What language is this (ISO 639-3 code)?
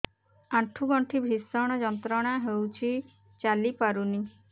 ori